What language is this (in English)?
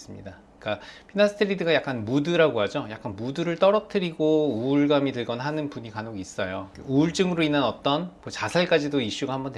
Korean